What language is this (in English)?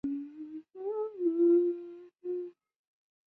Chinese